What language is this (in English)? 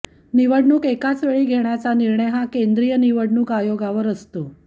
Marathi